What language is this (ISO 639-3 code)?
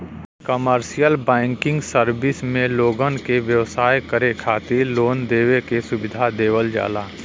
bho